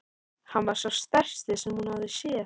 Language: Icelandic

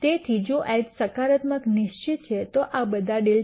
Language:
Gujarati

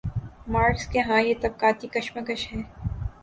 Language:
Urdu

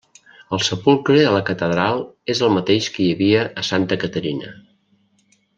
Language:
Catalan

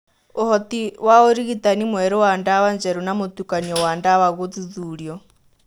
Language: Kikuyu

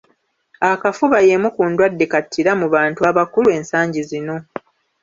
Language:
Ganda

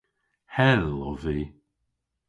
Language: Cornish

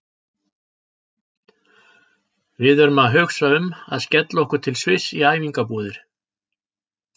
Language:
Icelandic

